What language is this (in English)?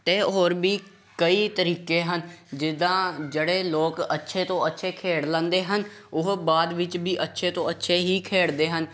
Punjabi